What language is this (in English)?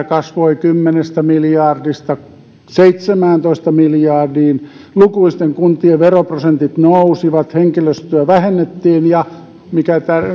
Finnish